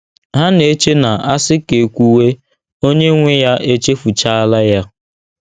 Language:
Igbo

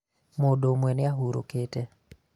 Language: Kikuyu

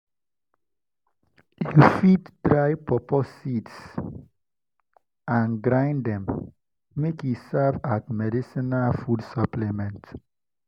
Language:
Nigerian Pidgin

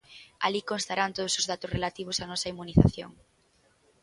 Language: Galician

